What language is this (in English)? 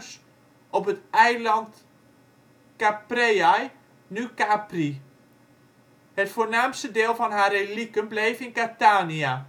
Dutch